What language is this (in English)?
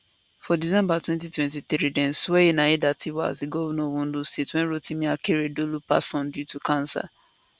Nigerian Pidgin